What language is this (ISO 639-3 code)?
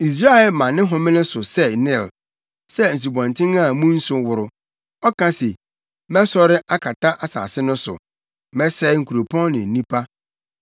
aka